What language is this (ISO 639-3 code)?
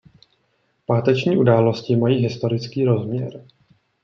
ces